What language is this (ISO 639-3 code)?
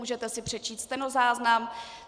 ces